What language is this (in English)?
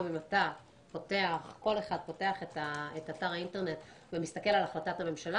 Hebrew